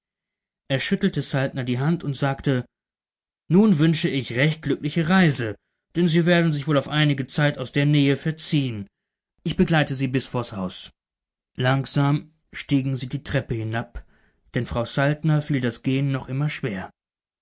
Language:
German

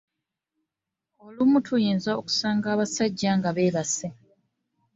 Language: Ganda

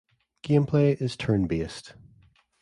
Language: English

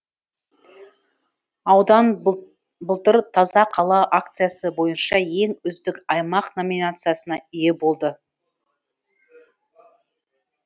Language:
Kazakh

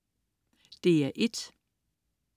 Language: Danish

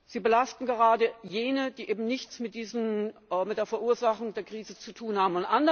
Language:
German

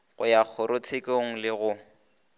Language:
Northern Sotho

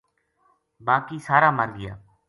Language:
Gujari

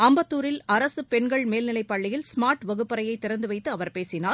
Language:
Tamil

